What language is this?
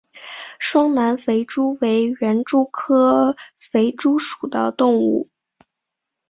Chinese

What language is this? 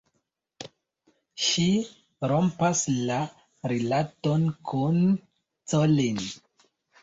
Esperanto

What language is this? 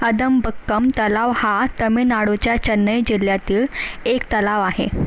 Marathi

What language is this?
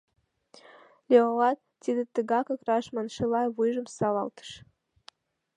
Mari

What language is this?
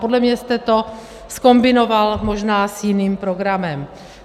Czech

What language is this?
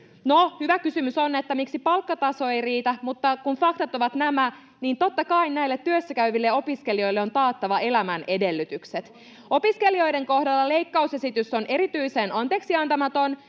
Finnish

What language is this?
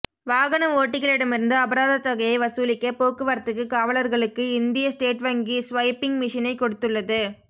Tamil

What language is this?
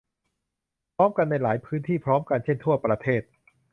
Thai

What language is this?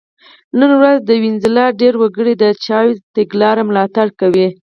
Pashto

